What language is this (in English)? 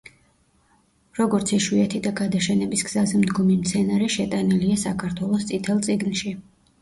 Georgian